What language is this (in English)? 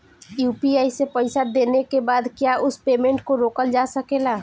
Bhojpuri